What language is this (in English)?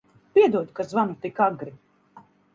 Latvian